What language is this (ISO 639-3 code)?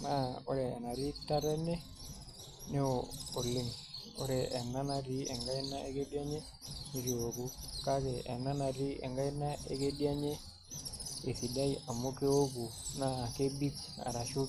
mas